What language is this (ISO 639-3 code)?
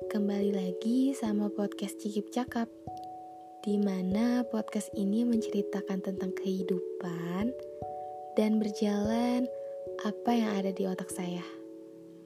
ind